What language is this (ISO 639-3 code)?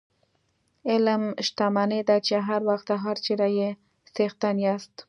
pus